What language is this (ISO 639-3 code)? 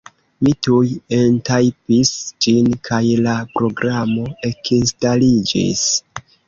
epo